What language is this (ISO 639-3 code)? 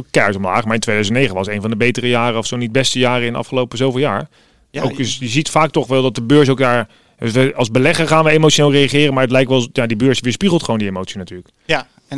nld